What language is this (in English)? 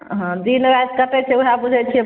Maithili